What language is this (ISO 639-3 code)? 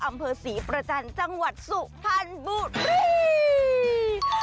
tha